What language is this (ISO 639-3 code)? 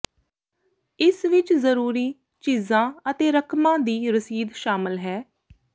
pan